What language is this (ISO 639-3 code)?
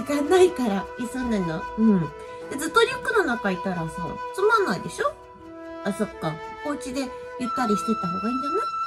jpn